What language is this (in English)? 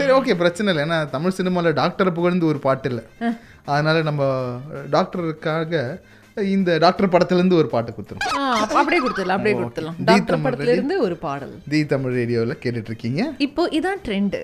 Tamil